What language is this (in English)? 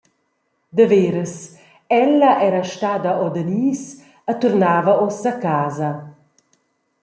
Romansh